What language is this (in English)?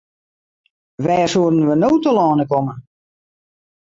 Western Frisian